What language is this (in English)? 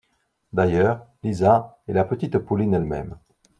French